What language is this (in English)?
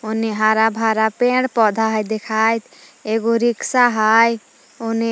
Magahi